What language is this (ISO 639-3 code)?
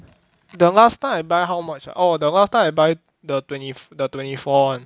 eng